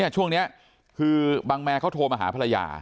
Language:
Thai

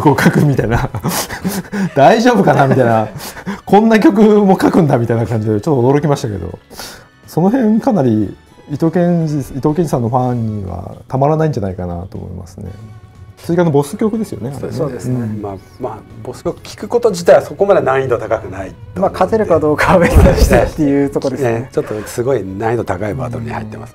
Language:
Japanese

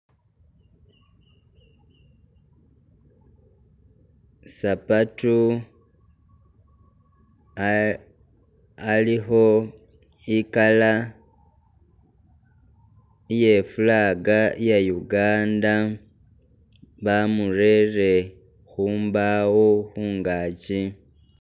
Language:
Masaaba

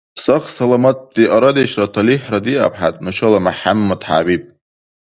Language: Dargwa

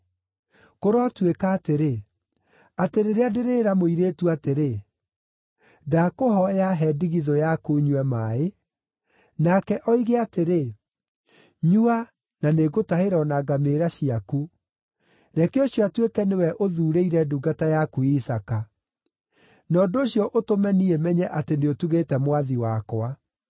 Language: Kikuyu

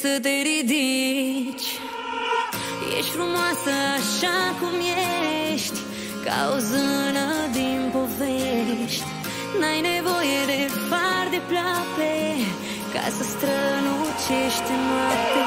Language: Romanian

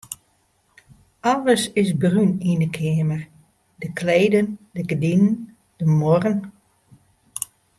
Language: Western Frisian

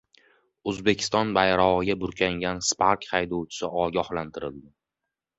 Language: Uzbek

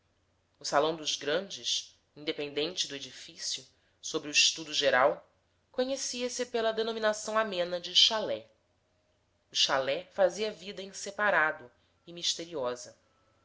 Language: Portuguese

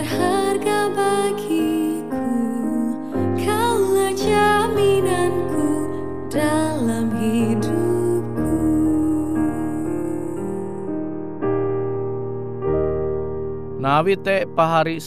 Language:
Indonesian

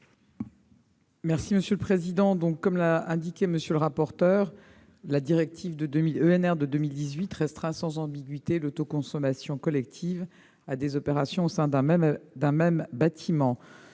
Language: French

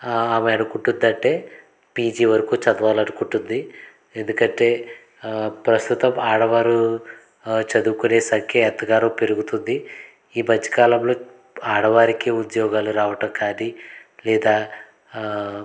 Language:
Telugu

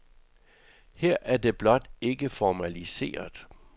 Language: Danish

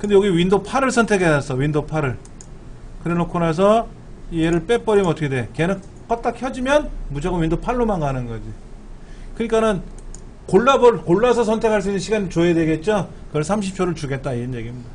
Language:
Korean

